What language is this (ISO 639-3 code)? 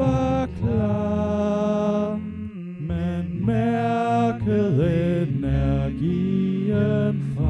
dan